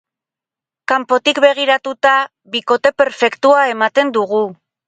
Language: Basque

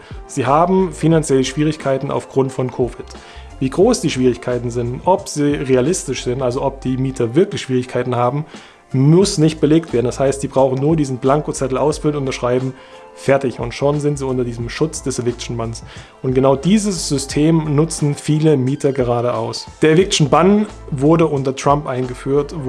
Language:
German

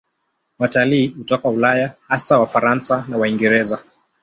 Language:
Swahili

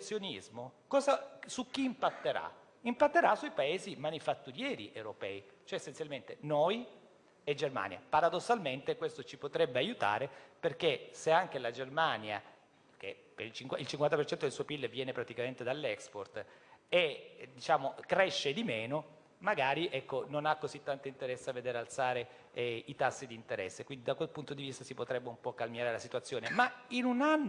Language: Italian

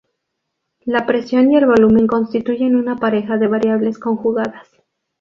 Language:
Spanish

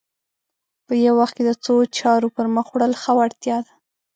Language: Pashto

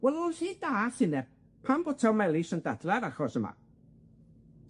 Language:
Welsh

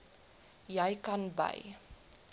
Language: Afrikaans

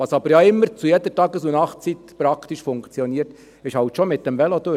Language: Swiss German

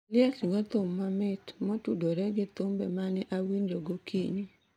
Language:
Luo (Kenya and Tanzania)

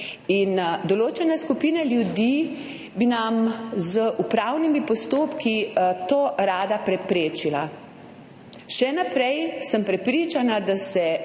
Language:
Slovenian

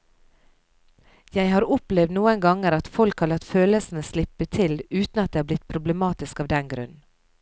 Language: Norwegian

